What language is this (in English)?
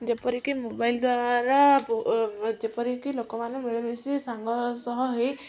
Odia